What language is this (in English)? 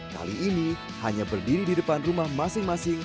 Indonesian